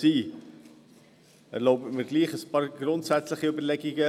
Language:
Swiss German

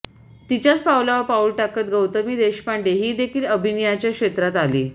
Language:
Marathi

